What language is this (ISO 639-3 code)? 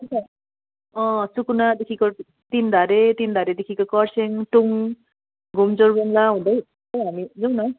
nep